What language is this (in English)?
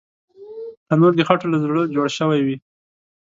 Pashto